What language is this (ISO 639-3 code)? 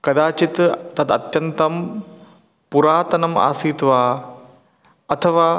san